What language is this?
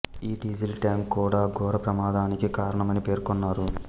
Telugu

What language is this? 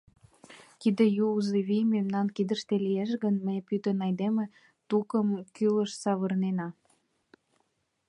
Mari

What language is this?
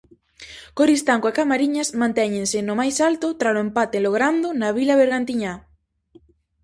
Galician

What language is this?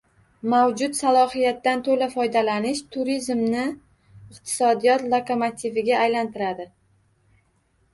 Uzbek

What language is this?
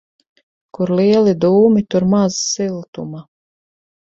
Latvian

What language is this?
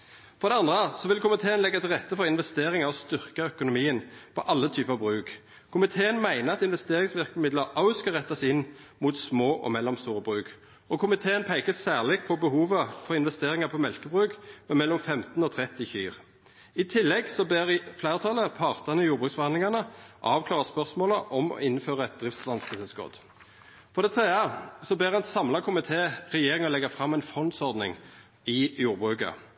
Norwegian Nynorsk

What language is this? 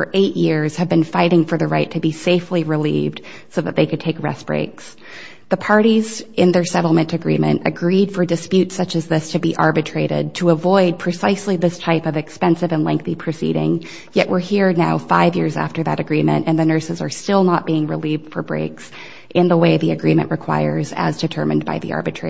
English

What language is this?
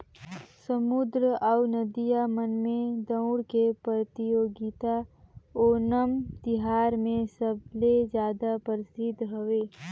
Chhattisgarhi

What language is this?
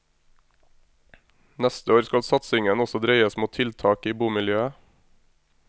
Norwegian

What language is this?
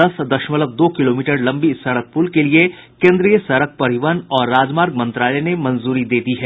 Hindi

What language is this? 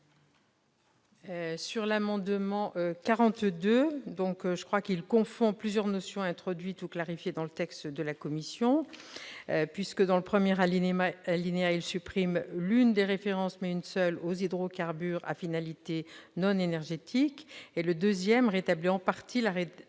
French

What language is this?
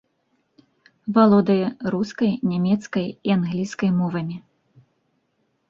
Belarusian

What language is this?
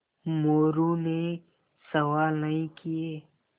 Hindi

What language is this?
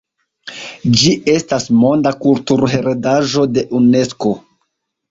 Esperanto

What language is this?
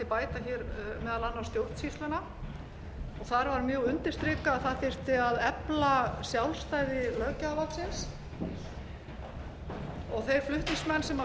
Icelandic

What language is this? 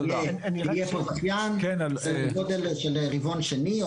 Hebrew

